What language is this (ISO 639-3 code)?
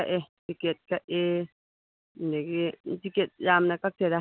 mni